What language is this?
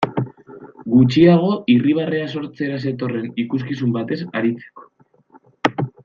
Basque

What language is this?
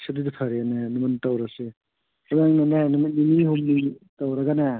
Manipuri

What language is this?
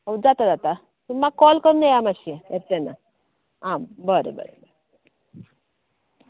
Konkani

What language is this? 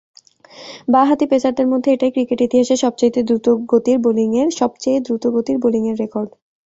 Bangla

